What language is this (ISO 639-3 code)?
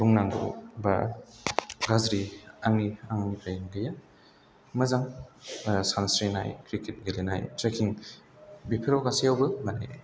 brx